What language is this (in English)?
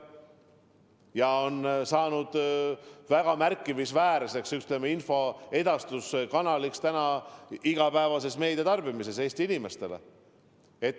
Estonian